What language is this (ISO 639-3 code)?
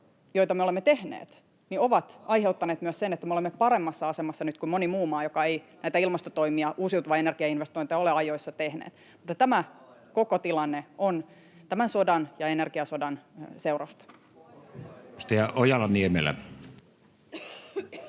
fin